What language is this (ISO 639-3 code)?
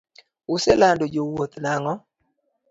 luo